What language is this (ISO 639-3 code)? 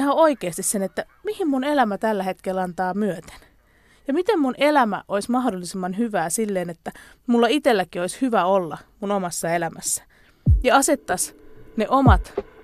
fin